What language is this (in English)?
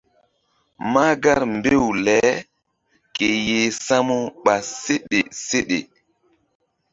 Mbum